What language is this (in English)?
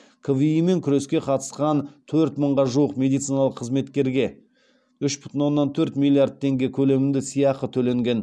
Kazakh